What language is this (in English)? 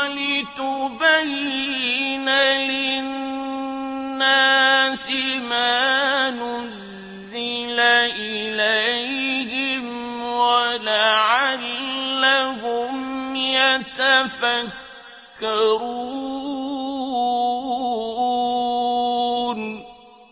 Arabic